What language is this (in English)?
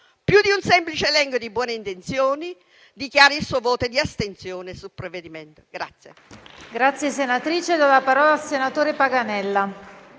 Italian